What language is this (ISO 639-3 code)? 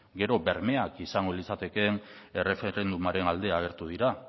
eus